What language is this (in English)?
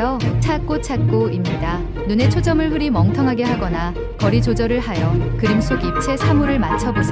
Korean